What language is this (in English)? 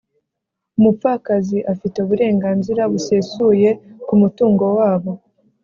Kinyarwanda